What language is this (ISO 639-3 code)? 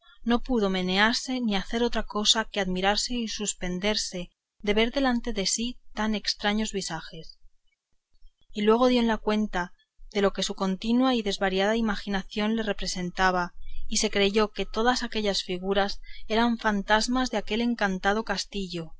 spa